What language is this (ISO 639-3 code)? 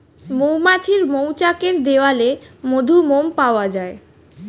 ben